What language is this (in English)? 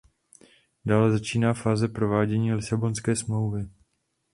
Czech